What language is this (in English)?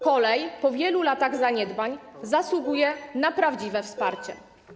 Polish